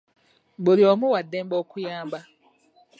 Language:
Ganda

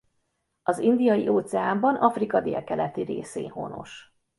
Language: Hungarian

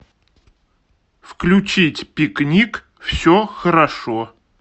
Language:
Russian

